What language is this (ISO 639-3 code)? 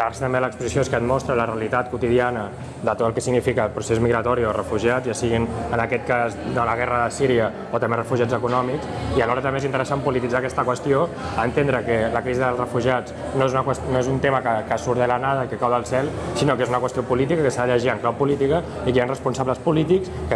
cat